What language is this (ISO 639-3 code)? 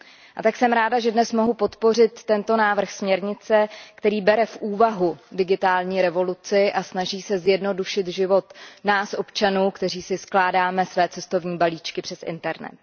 ces